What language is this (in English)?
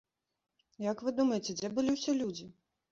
Belarusian